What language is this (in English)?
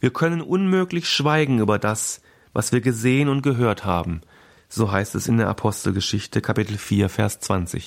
German